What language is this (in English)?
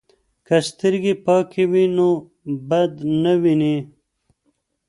Pashto